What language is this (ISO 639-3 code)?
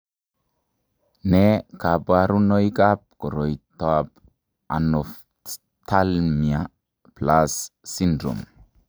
kln